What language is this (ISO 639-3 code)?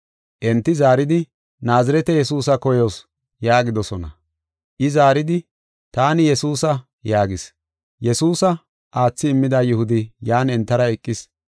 gof